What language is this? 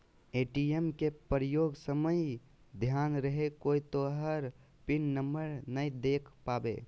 Magahi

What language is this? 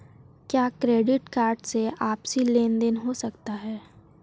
Hindi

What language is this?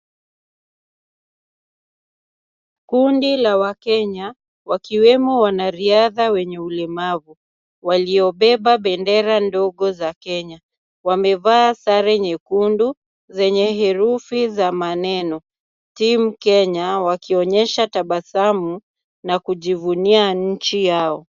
Swahili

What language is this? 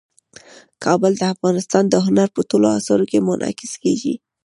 Pashto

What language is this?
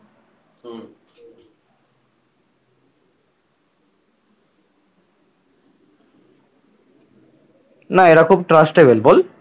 Bangla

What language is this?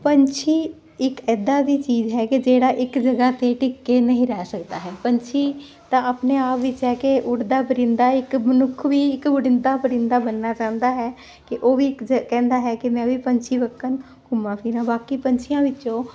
Punjabi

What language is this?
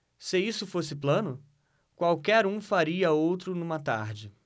Portuguese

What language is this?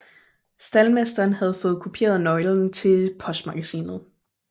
Danish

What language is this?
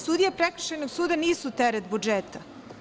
Serbian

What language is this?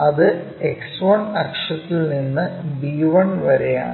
Malayalam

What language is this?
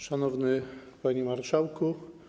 Polish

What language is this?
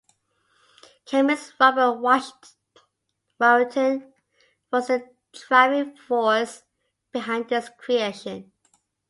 English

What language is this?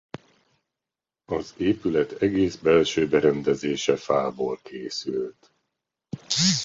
Hungarian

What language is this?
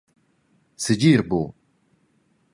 Romansh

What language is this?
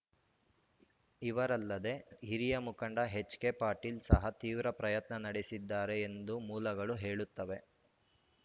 Kannada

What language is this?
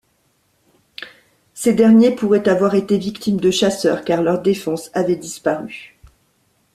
French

